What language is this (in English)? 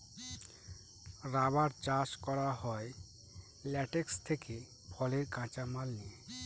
Bangla